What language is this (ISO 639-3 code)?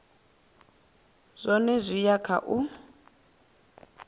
ven